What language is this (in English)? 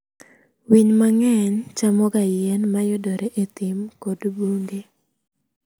Luo (Kenya and Tanzania)